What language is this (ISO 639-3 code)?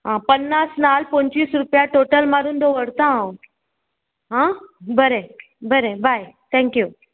kok